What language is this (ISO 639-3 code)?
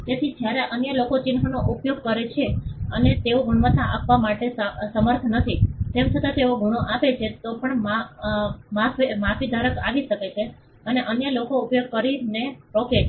guj